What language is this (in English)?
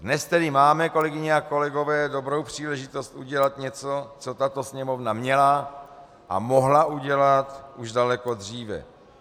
Czech